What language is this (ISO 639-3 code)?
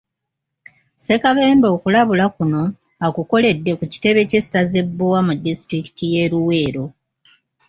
lug